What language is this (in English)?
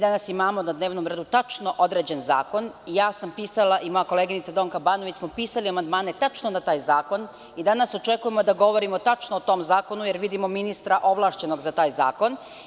Serbian